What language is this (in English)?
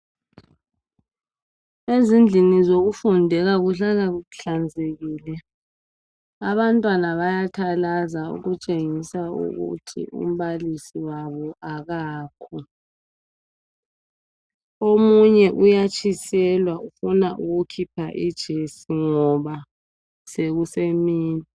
North Ndebele